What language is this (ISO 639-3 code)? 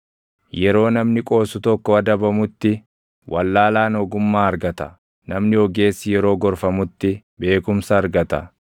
orm